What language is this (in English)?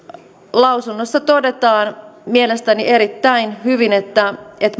Finnish